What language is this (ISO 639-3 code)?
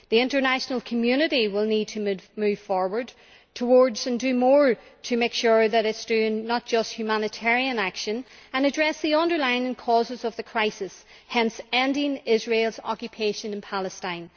eng